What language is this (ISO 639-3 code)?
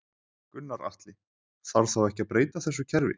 isl